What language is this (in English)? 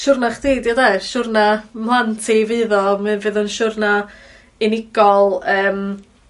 Welsh